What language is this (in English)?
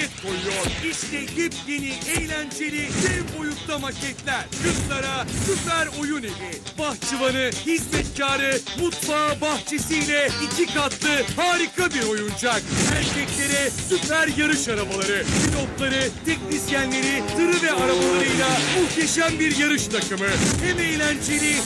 Turkish